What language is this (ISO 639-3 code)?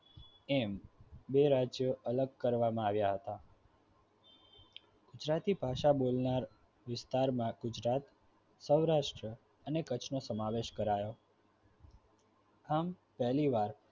guj